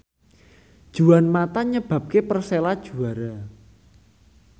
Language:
Javanese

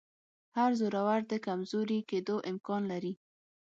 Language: Pashto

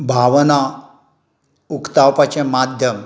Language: Konkani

